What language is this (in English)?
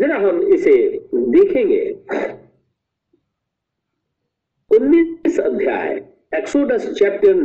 Hindi